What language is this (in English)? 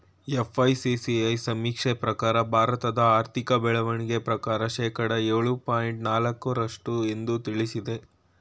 Kannada